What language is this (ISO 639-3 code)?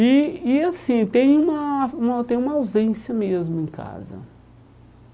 por